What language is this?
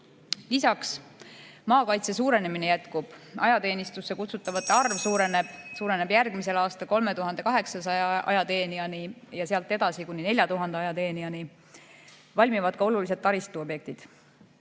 Estonian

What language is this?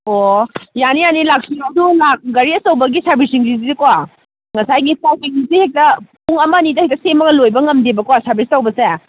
Manipuri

